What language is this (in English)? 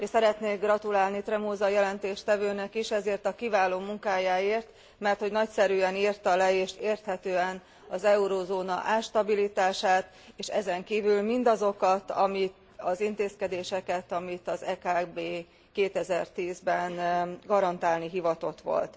Hungarian